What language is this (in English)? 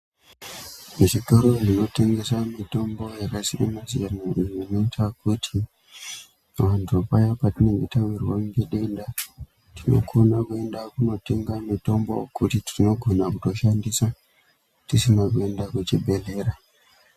Ndau